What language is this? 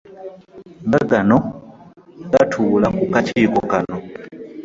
Ganda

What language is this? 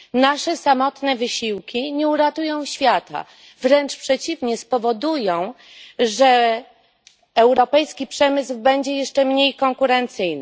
Polish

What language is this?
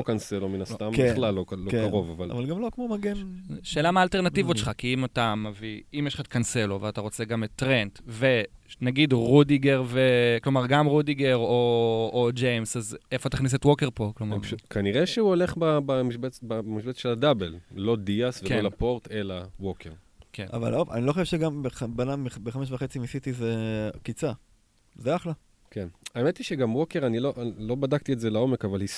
Hebrew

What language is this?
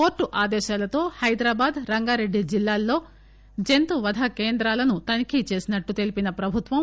Telugu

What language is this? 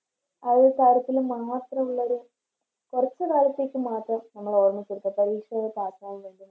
Malayalam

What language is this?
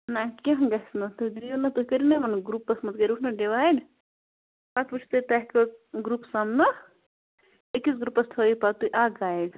Kashmiri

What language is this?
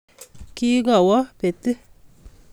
Kalenjin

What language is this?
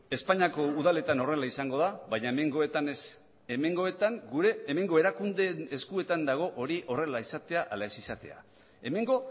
Basque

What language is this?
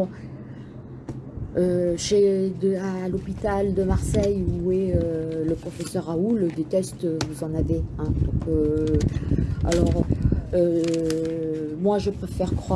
French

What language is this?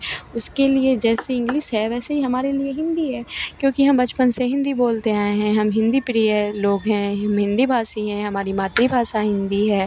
Hindi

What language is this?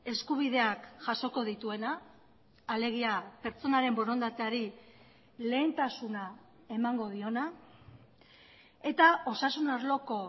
Basque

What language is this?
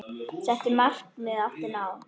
Icelandic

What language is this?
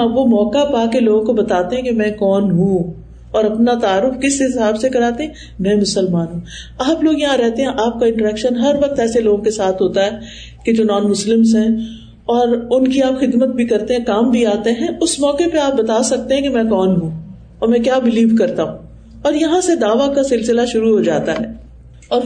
Urdu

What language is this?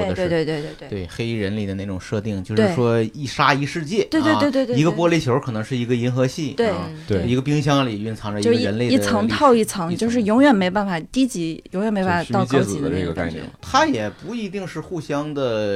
Chinese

